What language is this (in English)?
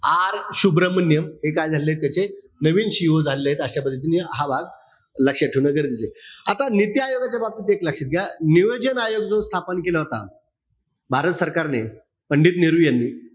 Marathi